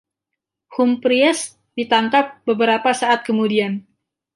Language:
Indonesian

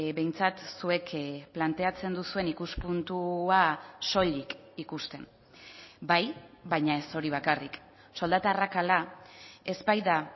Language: Basque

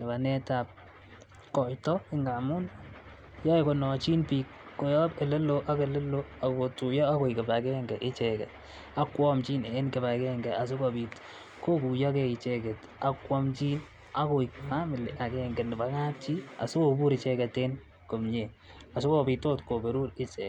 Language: Kalenjin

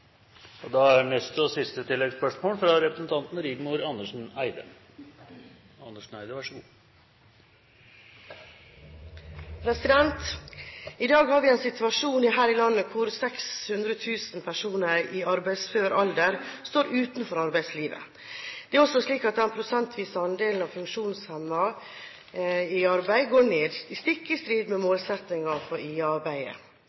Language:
Norwegian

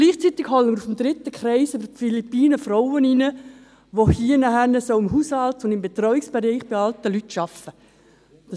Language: Swiss German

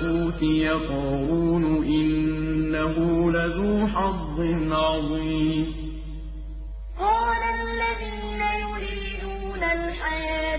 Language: Arabic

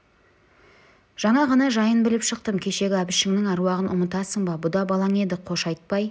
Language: Kazakh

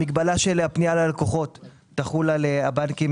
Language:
Hebrew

